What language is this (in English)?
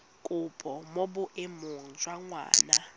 Tswana